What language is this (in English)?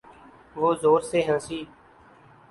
Urdu